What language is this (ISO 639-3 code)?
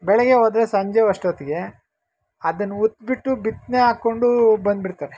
kan